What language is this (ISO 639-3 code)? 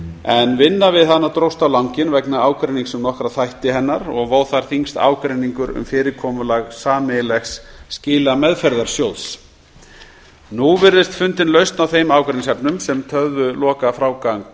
isl